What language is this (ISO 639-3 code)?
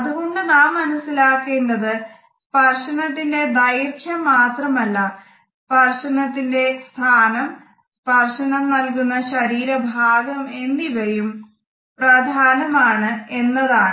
mal